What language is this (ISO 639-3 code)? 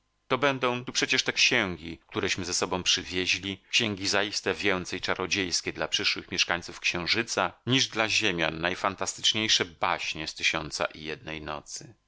pol